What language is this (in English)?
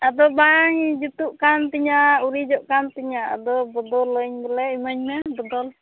Santali